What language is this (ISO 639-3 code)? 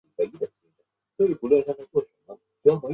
zho